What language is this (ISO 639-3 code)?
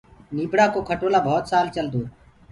ggg